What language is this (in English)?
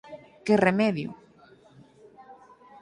Galician